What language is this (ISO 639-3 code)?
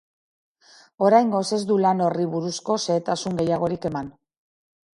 eus